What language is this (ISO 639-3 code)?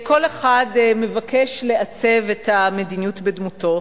heb